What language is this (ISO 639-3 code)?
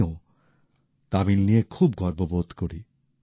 ben